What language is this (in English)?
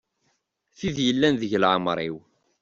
Kabyle